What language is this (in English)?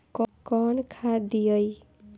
Bhojpuri